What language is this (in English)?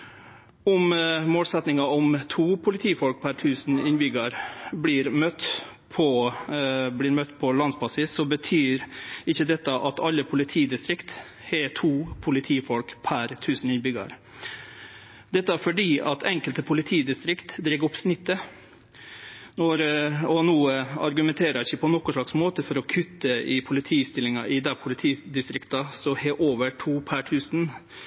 Norwegian Nynorsk